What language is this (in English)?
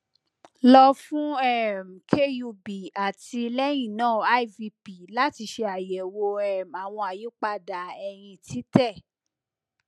Yoruba